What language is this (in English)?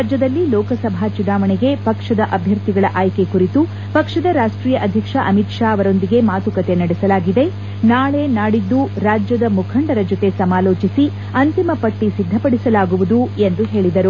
Kannada